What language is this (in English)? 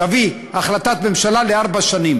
Hebrew